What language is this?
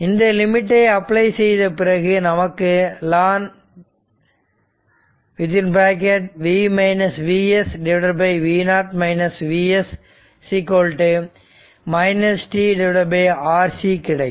Tamil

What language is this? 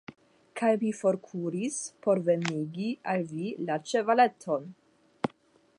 Esperanto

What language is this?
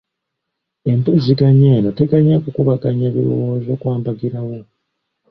Ganda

